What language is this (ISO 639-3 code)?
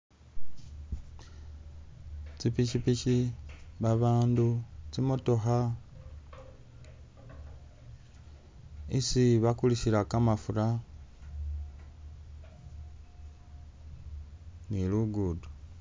myx